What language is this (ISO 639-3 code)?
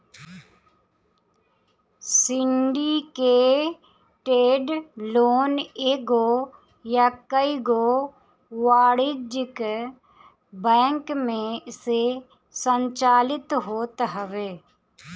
bho